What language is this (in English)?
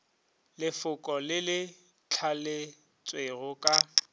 Northern Sotho